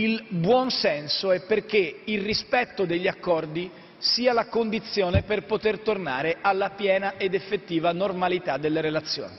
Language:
Italian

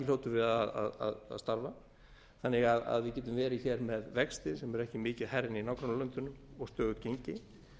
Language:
Icelandic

